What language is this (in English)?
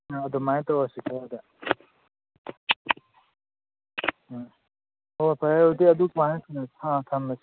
Manipuri